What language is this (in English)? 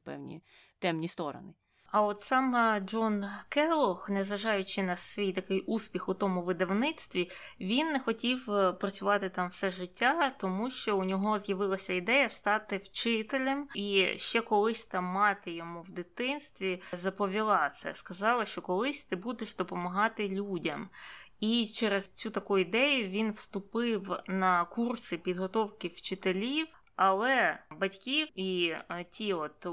Ukrainian